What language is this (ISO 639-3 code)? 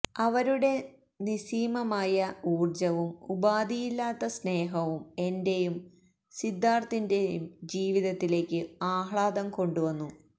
mal